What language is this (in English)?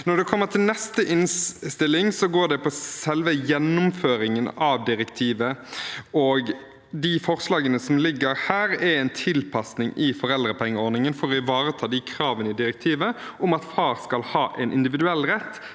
Norwegian